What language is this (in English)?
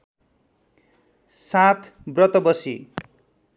Nepali